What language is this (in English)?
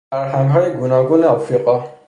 Persian